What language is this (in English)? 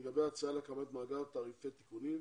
Hebrew